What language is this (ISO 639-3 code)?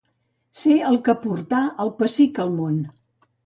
cat